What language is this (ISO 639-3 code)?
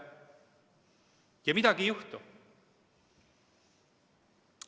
est